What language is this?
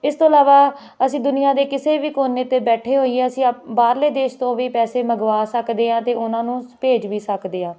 Punjabi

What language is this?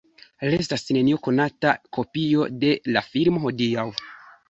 Esperanto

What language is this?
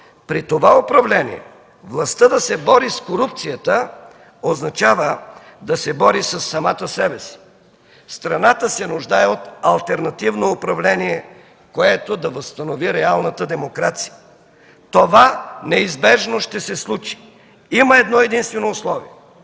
Bulgarian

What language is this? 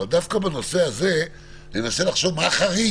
Hebrew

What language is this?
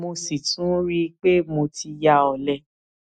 Yoruba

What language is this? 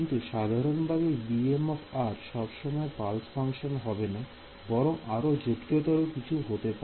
Bangla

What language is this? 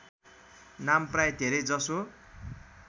Nepali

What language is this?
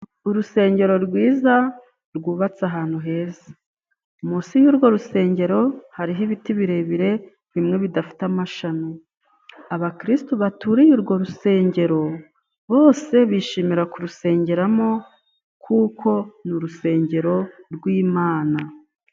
Kinyarwanda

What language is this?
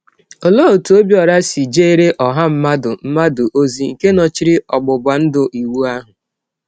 Igbo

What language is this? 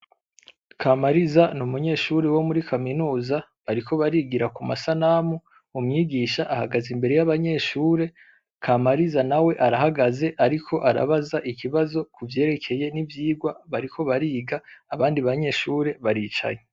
Rundi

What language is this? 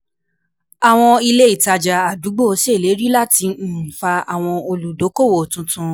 Yoruba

